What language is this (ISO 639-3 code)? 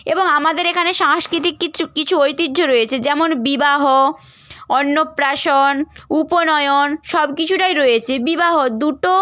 ben